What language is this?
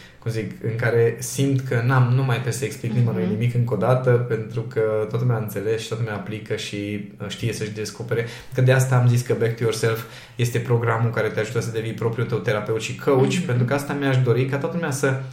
Romanian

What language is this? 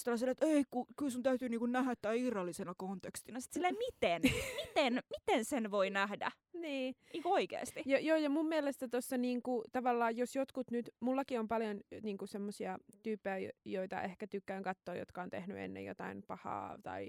Finnish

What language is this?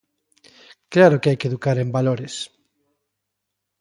Galician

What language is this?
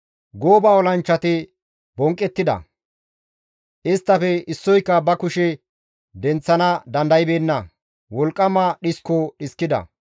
Gamo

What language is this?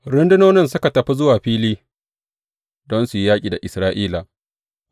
Hausa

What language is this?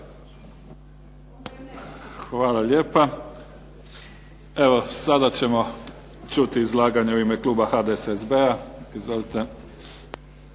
Croatian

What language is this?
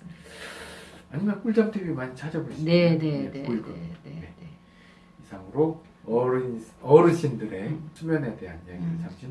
Korean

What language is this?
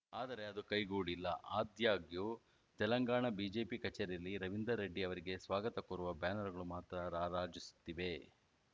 Kannada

